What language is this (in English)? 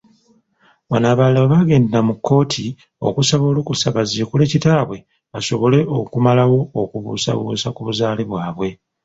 Ganda